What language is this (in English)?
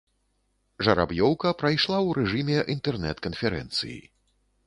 Belarusian